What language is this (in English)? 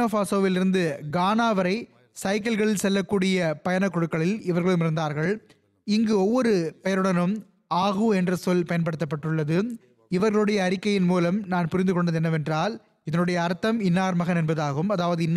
Tamil